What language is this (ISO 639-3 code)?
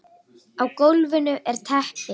isl